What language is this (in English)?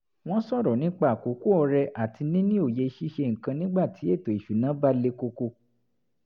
Yoruba